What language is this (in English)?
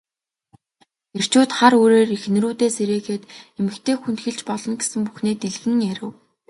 Mongolian